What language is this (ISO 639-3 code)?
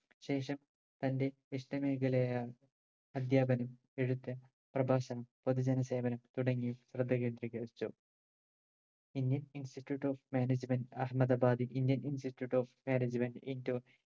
mal